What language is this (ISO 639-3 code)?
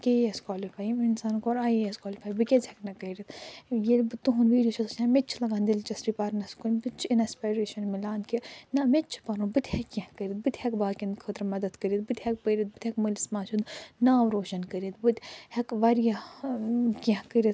kas